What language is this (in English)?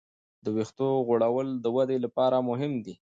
Pashto